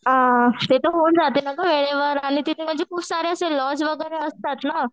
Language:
Marathi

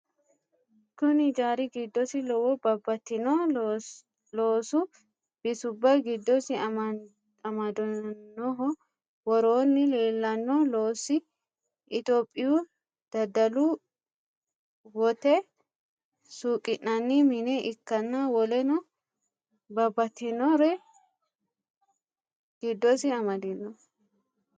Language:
Sidamo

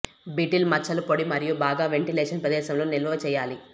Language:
Telugu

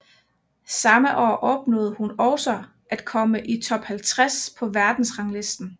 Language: Danish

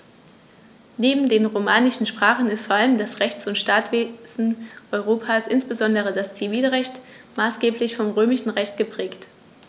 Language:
German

